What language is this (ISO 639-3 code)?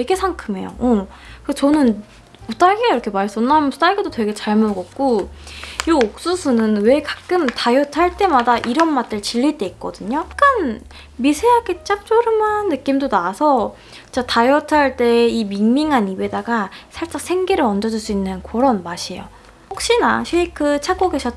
kor